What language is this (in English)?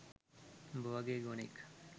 Sinhala